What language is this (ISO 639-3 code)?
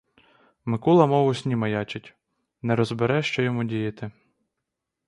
ukr